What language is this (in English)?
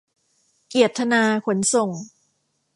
Thai